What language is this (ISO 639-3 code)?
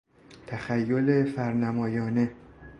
fas